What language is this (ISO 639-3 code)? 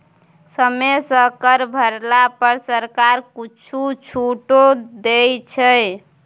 mai